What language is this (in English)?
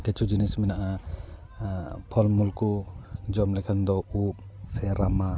Santali